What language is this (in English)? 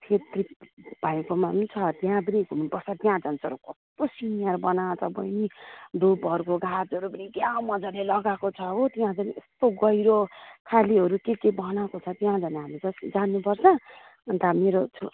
Nepali